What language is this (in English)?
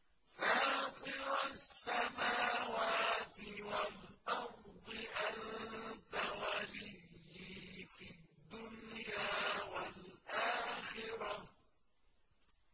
Arabic